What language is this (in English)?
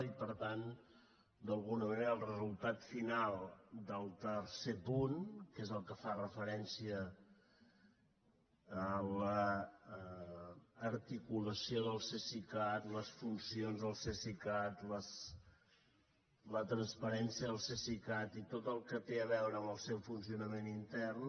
Catalan